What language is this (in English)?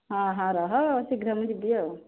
Odia